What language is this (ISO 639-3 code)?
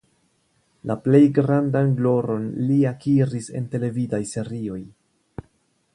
epo